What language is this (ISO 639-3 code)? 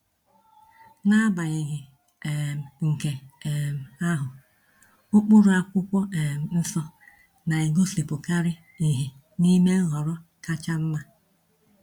ibo